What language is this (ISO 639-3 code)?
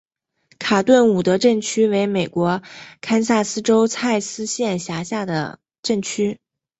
zho